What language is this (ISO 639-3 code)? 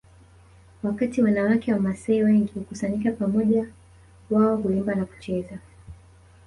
swa